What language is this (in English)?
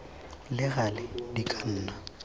Tswana